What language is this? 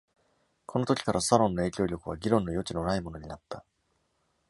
Japanese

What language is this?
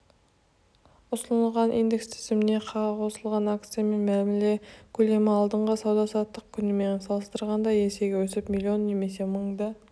Kazakh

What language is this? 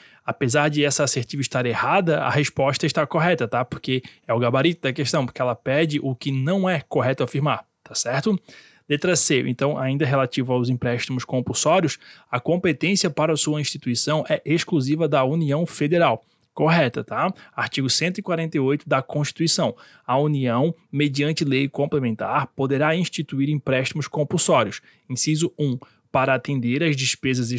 Portuguese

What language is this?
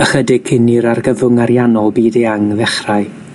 Welsh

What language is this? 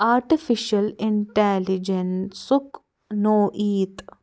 Kashmiri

